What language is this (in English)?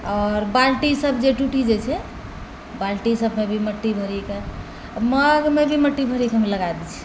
Maithili